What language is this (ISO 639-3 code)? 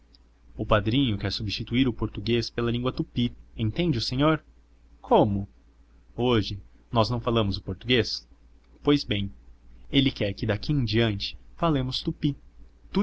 por